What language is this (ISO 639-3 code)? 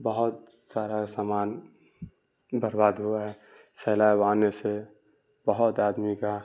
urd